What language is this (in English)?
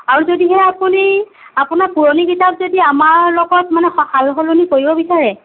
Assamese